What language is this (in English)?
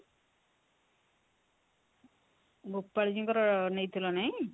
Odia